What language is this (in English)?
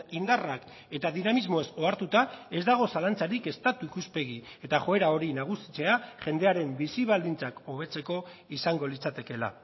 Basque